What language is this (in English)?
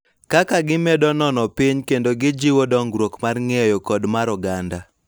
Luo (Kenya and Tanzania)